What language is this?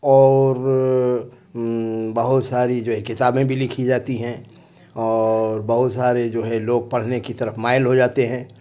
Urdu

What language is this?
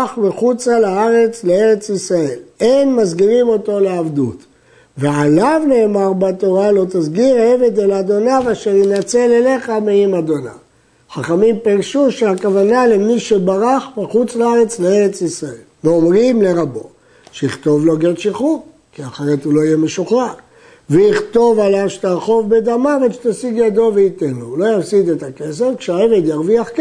Hebrew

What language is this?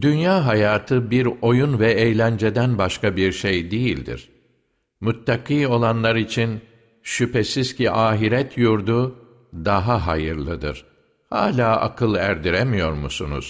Turkish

